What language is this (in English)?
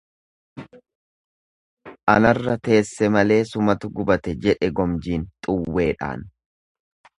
Oromo